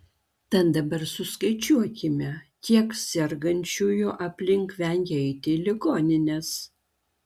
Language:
Lithuanian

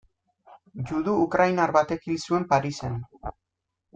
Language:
Basque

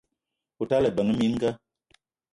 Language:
Eton (Cameroon)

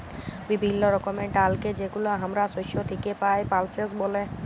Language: Bangla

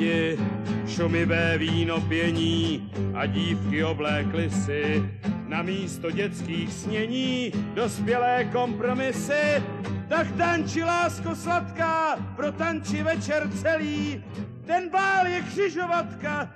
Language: Czech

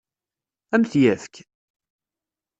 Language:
Kabyle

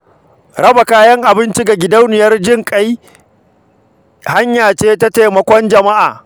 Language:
Hausa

